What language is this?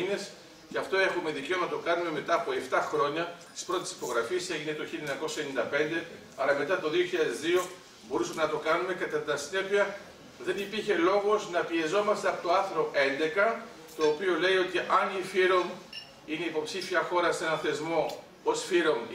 Greek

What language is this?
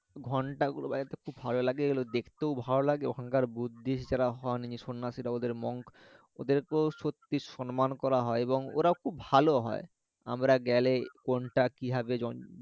Bangla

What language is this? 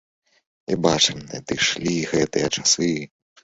Belarusian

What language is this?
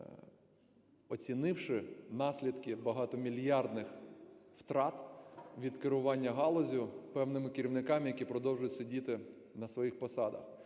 Ukrainian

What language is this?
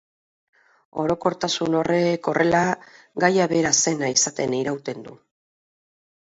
Basque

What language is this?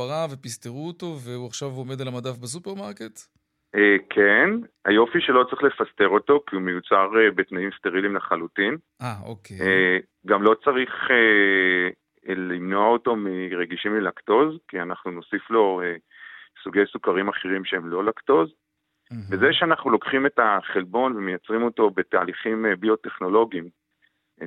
Hebrew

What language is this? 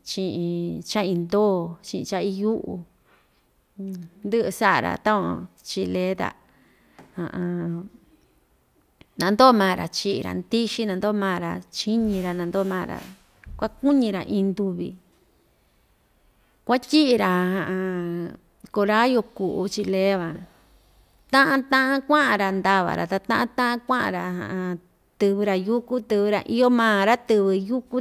Ixtayutla Mixtec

